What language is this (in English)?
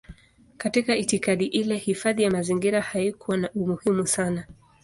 Swahili